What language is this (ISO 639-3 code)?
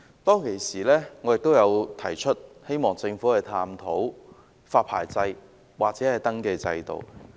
yue